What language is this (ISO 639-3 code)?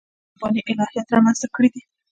pus